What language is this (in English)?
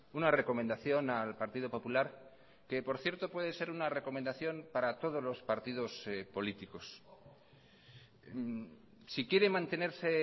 Spanish